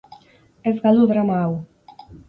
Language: Basque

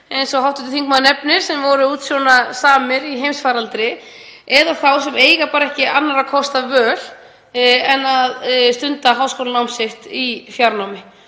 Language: Icelandic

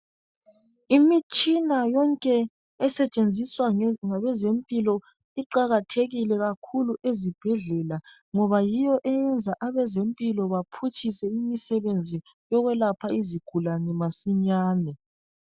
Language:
North Ndebele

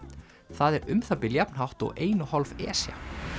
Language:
Icelandic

